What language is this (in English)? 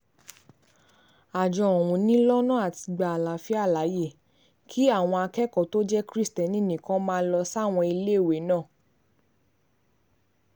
Yoruba